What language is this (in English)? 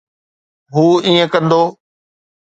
Sindhi